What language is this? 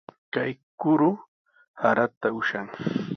Sihuas Ancash Quechua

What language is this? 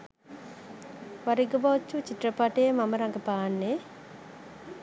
Sinhala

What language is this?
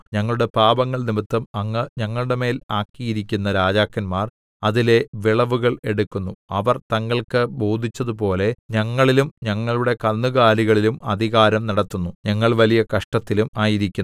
Malayalam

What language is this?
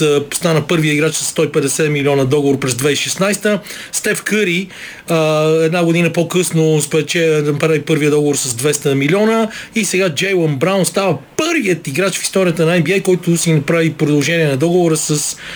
Bulgarian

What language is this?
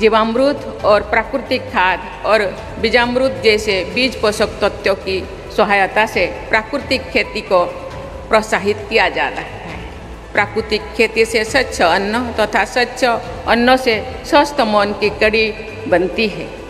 Hindi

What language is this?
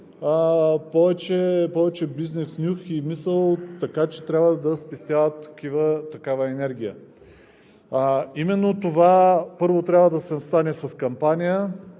Bulgarian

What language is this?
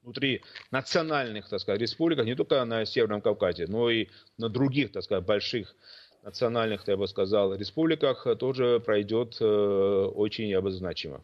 Russian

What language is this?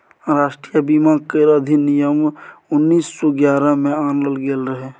Maithili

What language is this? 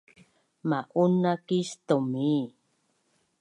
Bunun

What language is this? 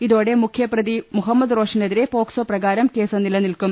Malayalam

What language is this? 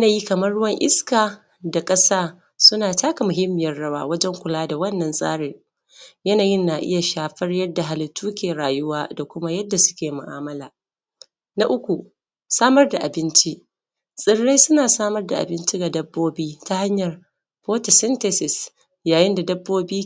Hausa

